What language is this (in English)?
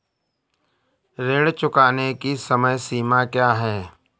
Hindi